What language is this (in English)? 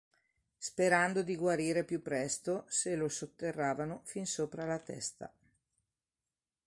Italian